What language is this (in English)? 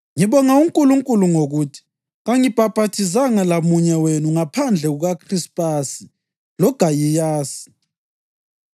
North Ndebele